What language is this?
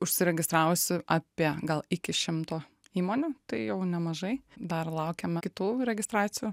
Lithuanian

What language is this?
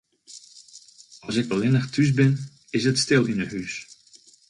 Western Frisian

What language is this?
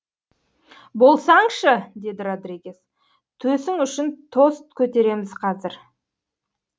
Kazakh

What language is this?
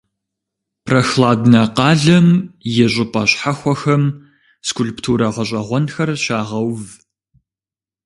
Kabardian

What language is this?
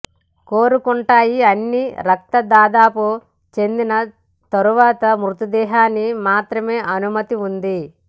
Telugu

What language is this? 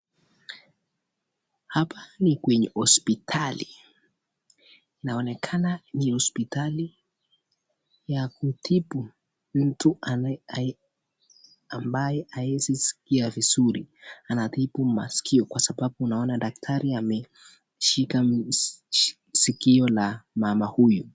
Swahili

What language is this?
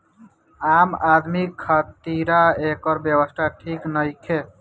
Bhojpuri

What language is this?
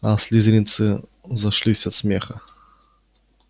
Russian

